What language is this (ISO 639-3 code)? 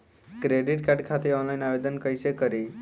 bho